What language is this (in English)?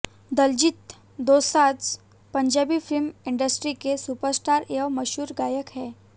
Hindi